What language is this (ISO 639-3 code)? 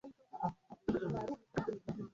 swa